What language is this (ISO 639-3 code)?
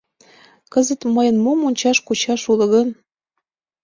chm